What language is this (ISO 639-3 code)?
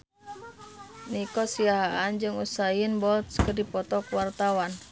sun